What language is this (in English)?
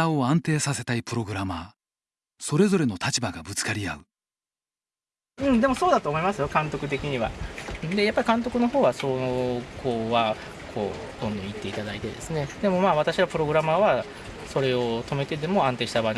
Japanese